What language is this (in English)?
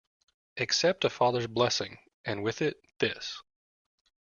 English